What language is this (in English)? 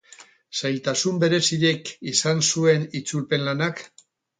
Basque